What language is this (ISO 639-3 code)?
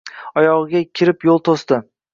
uzb